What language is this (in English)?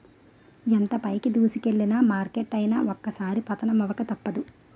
Telugu